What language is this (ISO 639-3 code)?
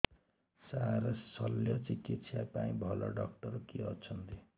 ori